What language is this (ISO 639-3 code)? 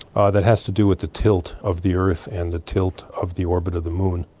eng